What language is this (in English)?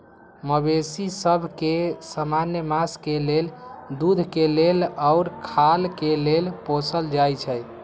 Magahi